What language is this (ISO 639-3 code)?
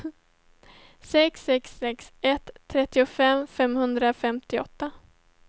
swe